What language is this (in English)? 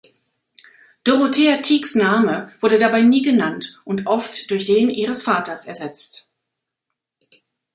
German